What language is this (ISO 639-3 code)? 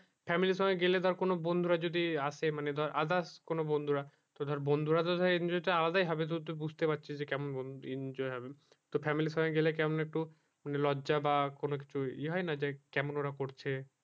ben